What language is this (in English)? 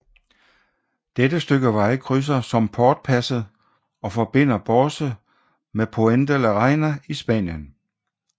Danish